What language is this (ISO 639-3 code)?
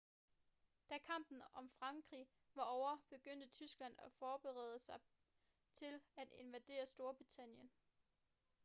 dan